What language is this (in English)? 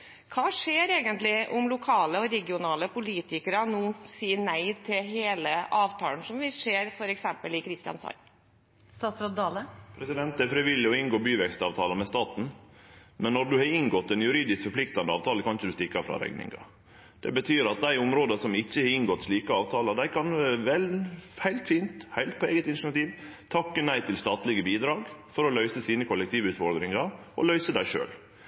Norwegian